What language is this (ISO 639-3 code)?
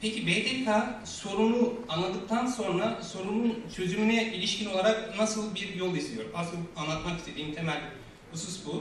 tur